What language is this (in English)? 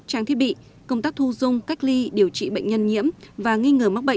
Vietnamese